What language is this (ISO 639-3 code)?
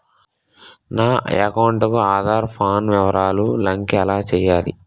tel